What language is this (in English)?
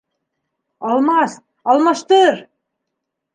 Bashkir